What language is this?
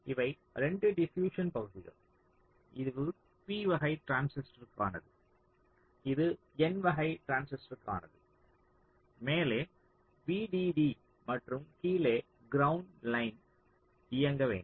Tamil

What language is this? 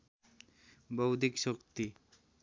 Nepali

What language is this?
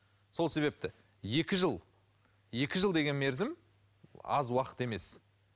Kazakh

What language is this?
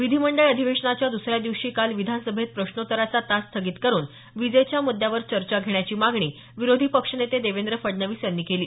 Marathi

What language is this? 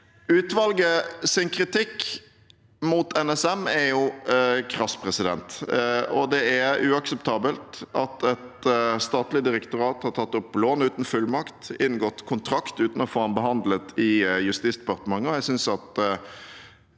Norwegian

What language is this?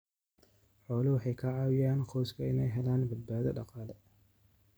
Somali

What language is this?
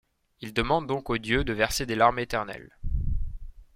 French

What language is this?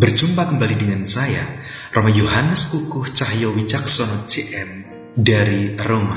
Indonesian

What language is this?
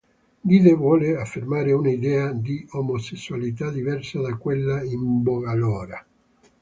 Italian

